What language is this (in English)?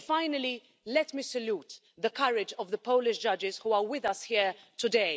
English